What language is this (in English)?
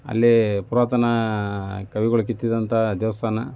Kannada